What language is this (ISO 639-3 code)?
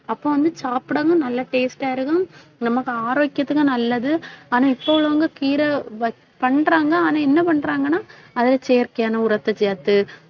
tam